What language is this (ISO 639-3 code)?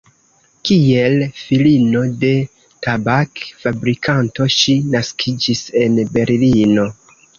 epo